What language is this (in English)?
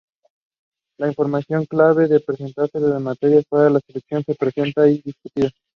Spanish